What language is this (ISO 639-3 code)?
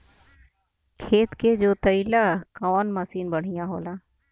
bho